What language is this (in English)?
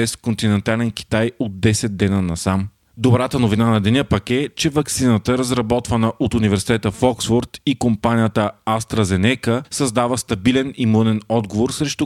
Bulgarian